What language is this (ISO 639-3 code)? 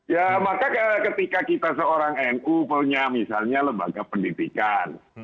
ind